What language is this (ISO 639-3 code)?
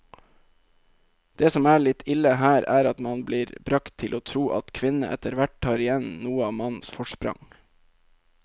nor